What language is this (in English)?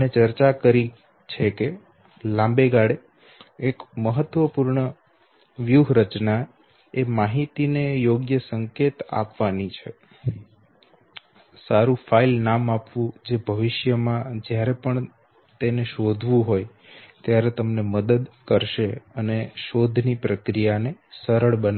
Gujarati